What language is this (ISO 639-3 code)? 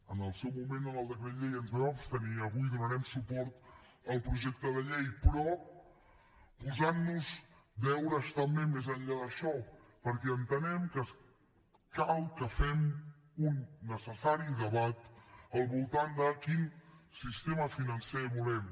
cat